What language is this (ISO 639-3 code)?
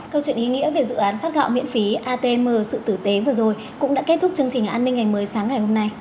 vie